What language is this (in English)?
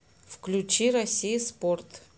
Russian